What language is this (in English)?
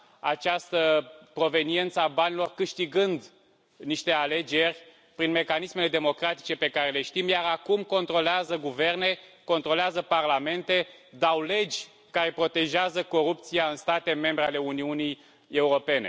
Romanian